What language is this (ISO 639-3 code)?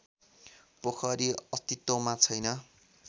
nep